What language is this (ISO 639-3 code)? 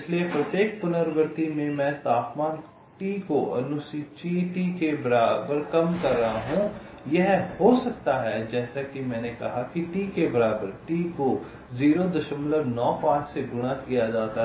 hin